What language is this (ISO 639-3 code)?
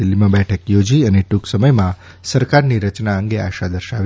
guj